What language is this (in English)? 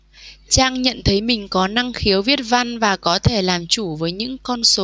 Vietnamese